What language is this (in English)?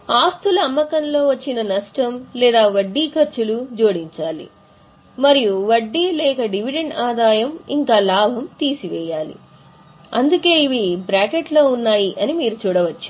Telugu